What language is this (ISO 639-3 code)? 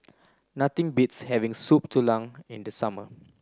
eng